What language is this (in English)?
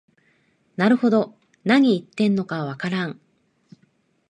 Japanese